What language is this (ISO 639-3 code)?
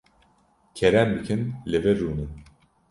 kur